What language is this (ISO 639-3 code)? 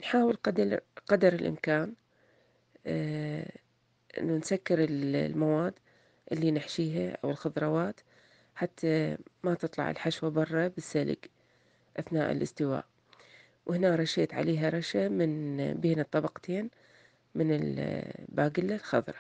ara